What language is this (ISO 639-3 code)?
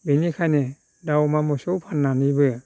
brx